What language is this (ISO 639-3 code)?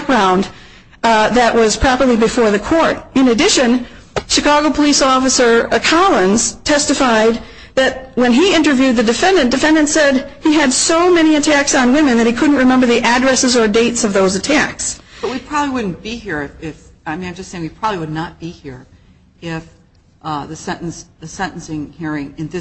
eng